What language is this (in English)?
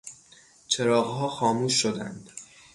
Persian